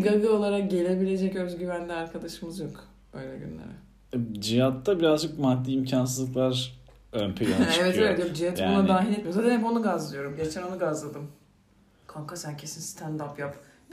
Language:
Turkish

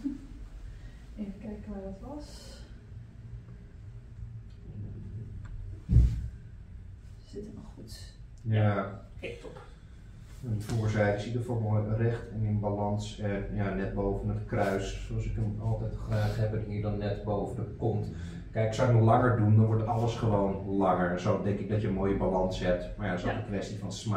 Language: Dutch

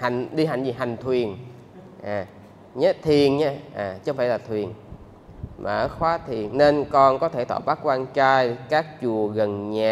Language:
Vietnamese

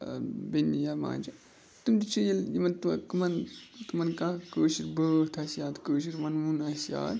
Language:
Kashmiri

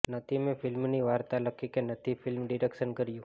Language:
Gujarati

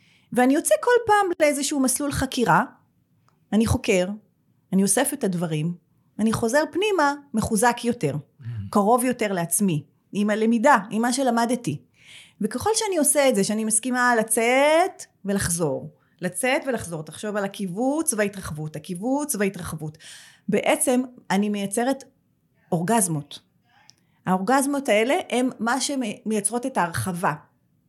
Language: Hebrew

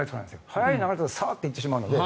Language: Japanese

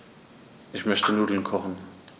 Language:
German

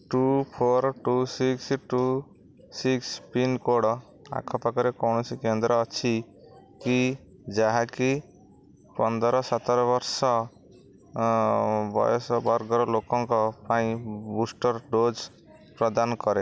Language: Odia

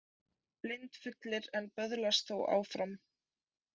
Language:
Icelandic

